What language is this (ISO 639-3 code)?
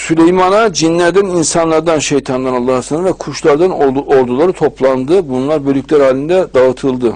tur